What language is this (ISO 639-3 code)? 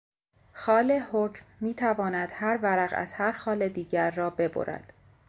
fas